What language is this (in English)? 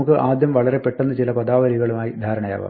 Malayalam